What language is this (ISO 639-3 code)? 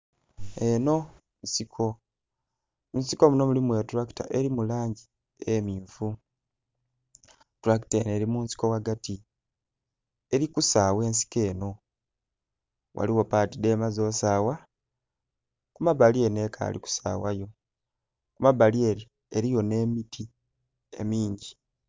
xog